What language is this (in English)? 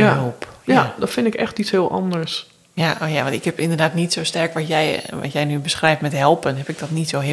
Dutch